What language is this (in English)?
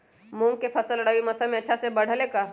Magahi